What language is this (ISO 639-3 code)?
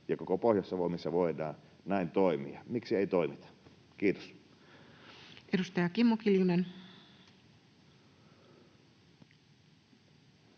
fin